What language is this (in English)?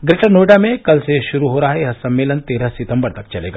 Hindi